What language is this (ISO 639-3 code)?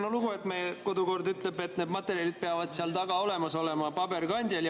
est